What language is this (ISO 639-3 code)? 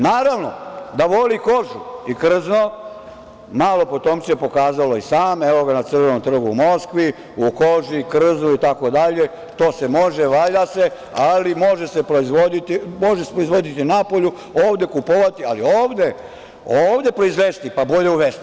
srp